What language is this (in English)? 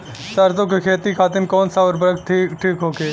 Bhojpuri